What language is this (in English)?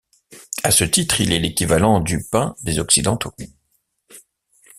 French